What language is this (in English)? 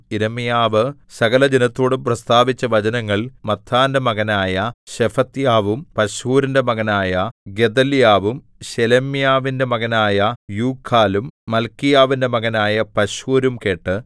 Malayalam